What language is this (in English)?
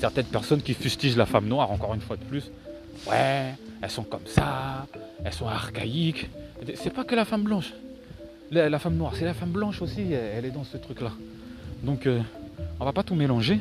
French